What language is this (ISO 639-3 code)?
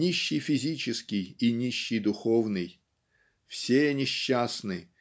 rus